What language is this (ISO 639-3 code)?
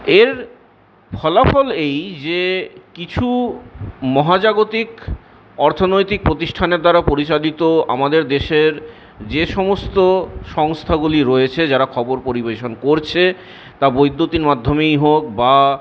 ben